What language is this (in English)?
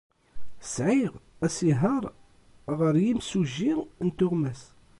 Kabyle